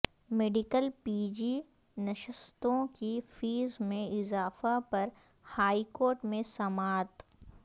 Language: Urdu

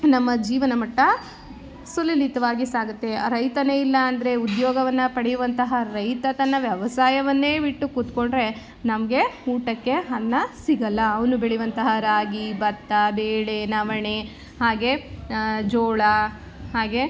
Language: Kannada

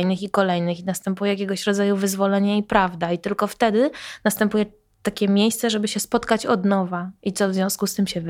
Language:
Polish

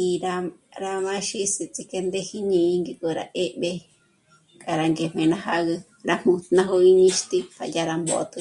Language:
Michoacán Mazahua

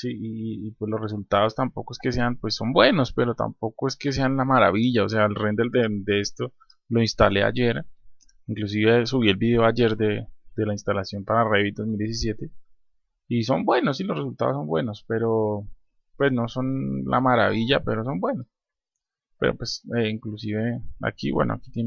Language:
Spanish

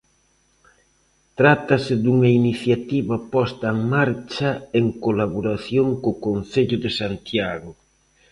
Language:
Galician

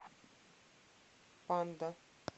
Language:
Russian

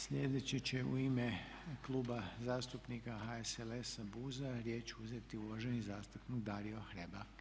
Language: Croatian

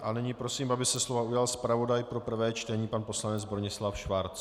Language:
Czech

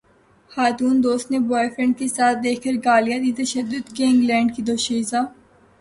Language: Urdu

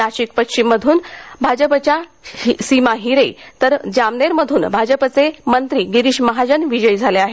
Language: Marathi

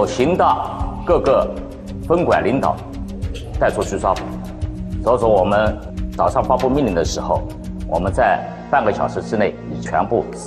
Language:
Chinese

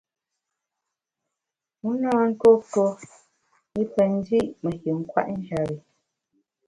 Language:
Bamun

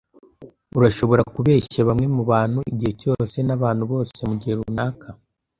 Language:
Kinyarwanda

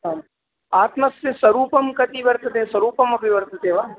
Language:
Sanskrit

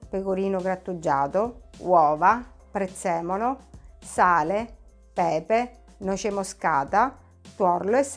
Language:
Italian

